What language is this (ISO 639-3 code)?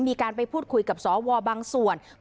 tha